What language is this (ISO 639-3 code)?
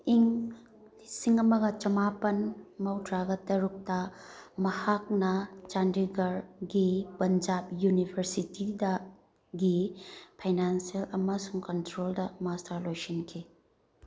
mni